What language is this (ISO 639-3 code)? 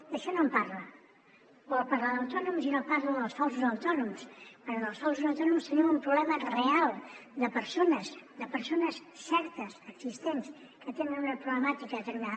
cat